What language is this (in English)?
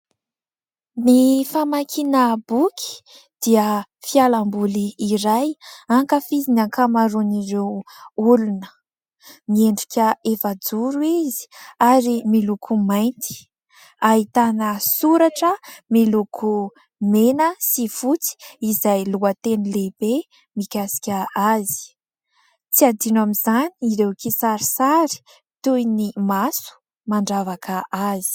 Malagasy